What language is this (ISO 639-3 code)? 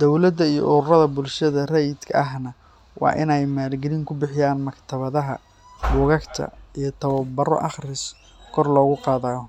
som